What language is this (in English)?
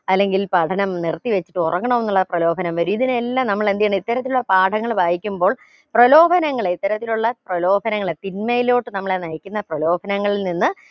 Malayalam